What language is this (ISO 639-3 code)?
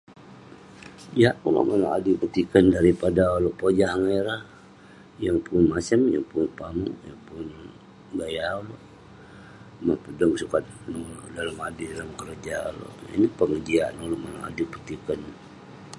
pne